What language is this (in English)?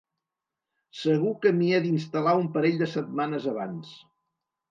Catalan